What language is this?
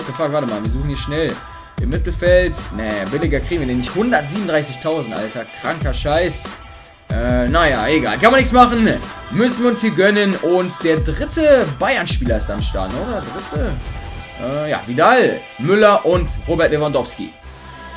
German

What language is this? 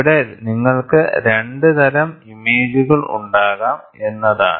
Malayalam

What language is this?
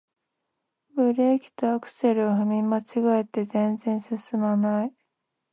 Japanese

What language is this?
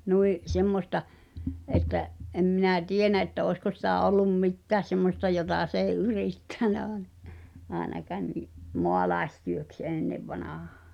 Finnish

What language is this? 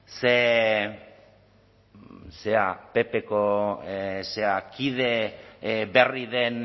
Basque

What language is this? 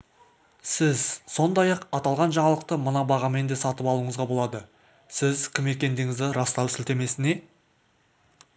Kazakh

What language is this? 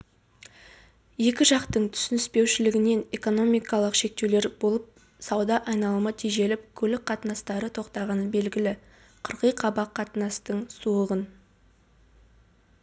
Kazakh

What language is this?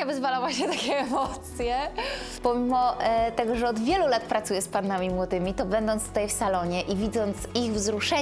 Polish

